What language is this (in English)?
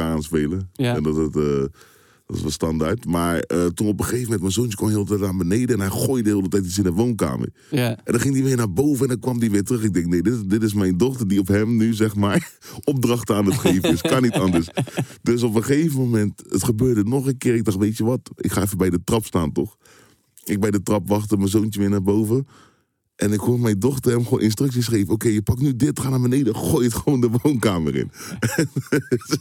Dutch